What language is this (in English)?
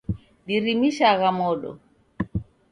Taita